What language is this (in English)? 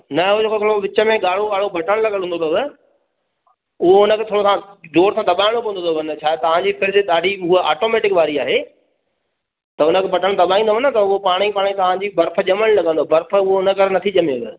Sindhi